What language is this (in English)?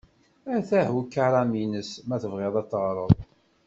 Kabyle